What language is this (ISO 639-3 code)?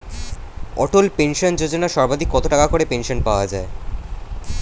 ben